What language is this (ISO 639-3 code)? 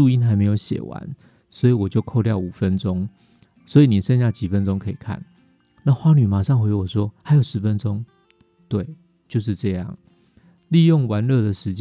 zho